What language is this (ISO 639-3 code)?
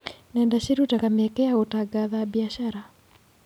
kik